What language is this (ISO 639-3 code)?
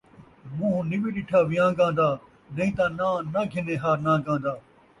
skr